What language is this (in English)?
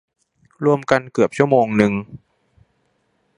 Thai